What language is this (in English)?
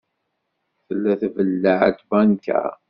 Kabyle